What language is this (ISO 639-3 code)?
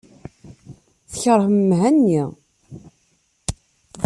kab